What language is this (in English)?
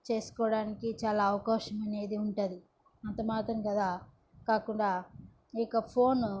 Telugu